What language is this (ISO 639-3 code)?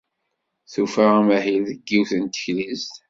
kab